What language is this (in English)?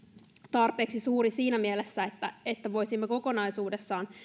Finnish